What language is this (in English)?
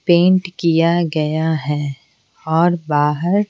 Hindi